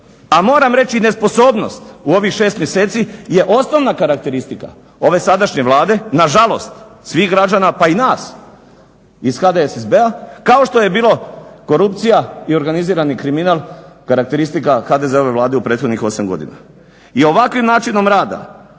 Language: Croatian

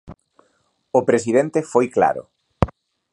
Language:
Galician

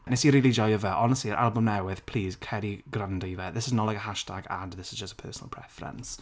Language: Welsh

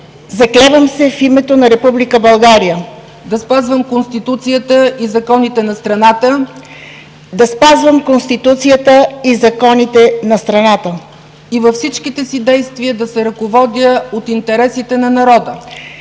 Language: Bulgarian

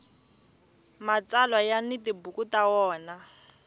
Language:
Tsonga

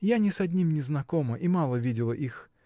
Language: Russian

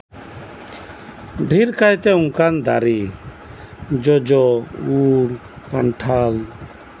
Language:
Santali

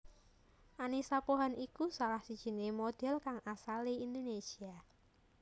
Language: Javanese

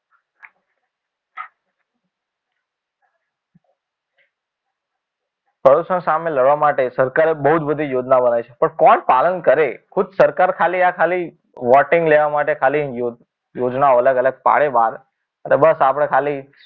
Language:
Gujarati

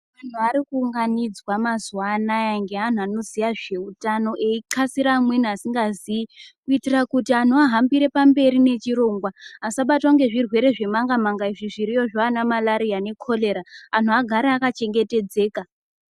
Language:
Ndau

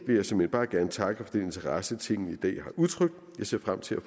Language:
Danish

